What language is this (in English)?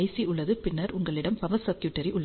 Tamil